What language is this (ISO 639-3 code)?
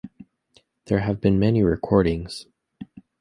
eng